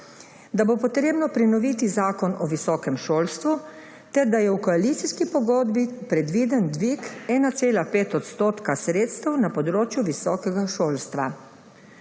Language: Slovenian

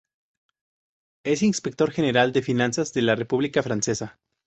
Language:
Spanish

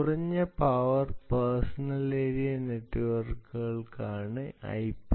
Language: Malayalam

